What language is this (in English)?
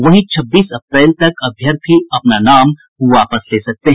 Hindi